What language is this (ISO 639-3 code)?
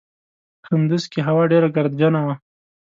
pus